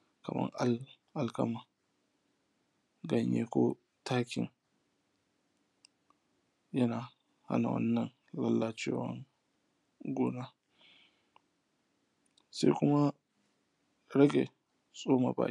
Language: Hausa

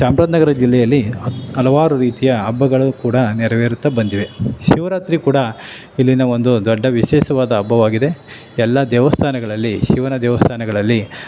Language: Kannada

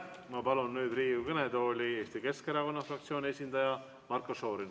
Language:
Estonian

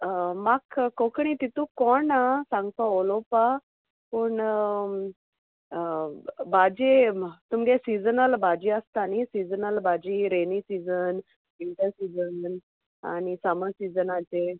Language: Konkani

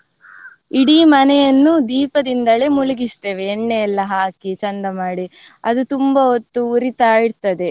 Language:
Kannada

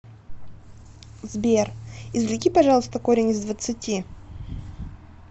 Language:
Russian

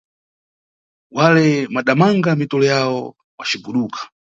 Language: Nyungwe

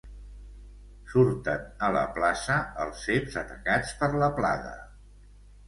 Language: Catalan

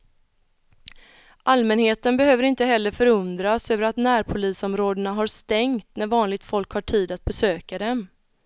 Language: Swedish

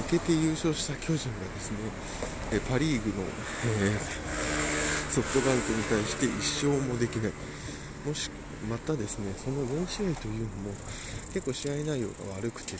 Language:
Japanese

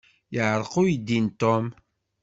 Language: Kabyle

